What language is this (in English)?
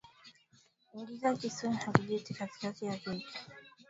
Swahili